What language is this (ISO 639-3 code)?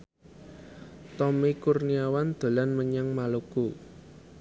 jav